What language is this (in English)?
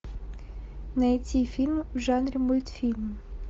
Russian